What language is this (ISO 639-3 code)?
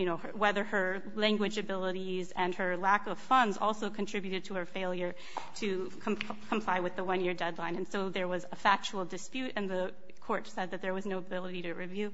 eng